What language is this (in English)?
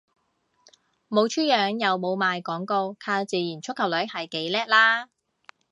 Cantonese